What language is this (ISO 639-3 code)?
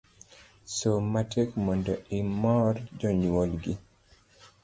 luo